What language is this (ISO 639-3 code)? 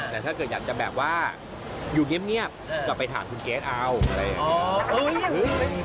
tha